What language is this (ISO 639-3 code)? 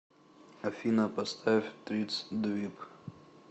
rus